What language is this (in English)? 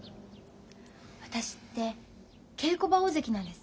Japanese